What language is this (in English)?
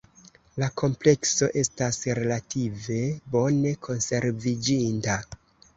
Esperanto